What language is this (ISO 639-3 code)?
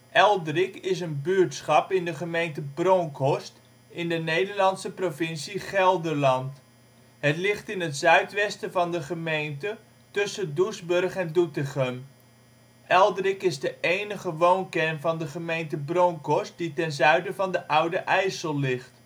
nld